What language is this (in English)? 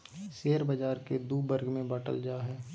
Magahi